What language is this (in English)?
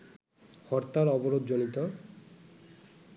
Bangla